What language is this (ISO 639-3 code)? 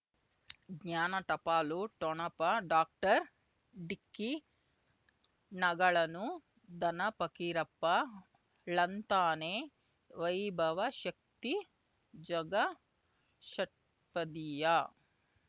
kan